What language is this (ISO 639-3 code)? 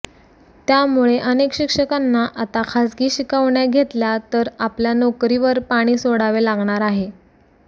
mar